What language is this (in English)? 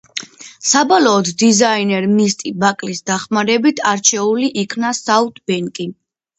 Georgian